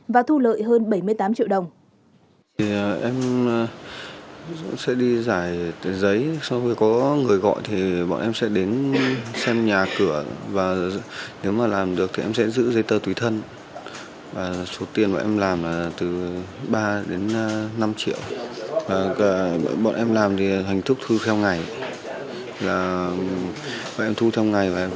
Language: Vietnamese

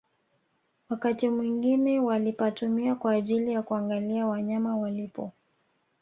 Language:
Swahili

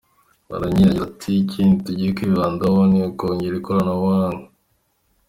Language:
Kinyarwanda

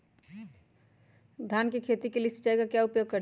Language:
Magahi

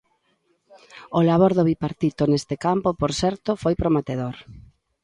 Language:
Galician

